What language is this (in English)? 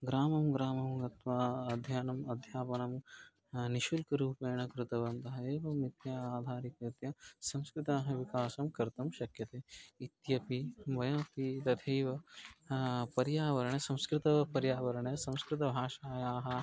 Sanskrit